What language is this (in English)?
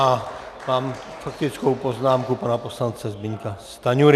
Czech